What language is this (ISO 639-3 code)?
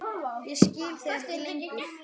isl